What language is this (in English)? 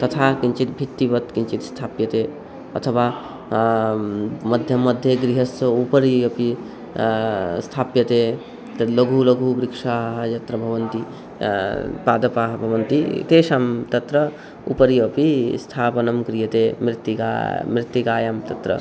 Sanskrit